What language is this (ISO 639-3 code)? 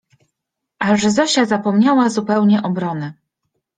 pol